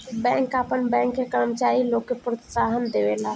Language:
Bhojpuri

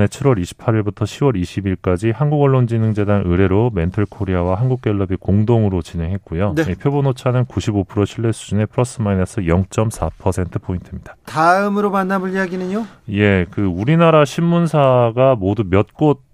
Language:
Korean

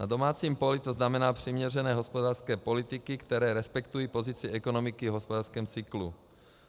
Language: Czech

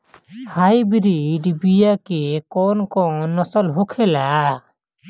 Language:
Bhojpuri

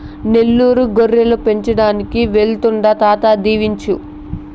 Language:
Telugu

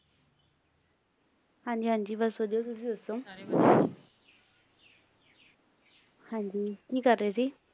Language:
Punjabi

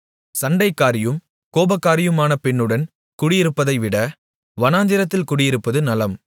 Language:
Tamil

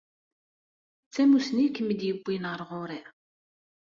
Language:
Kabyle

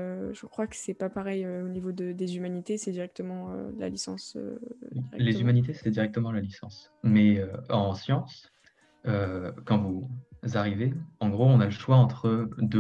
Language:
French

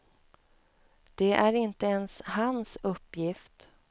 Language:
Swedish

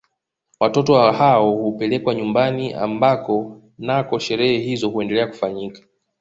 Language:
Swahili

